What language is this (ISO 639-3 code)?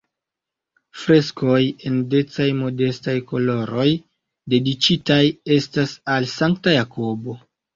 epo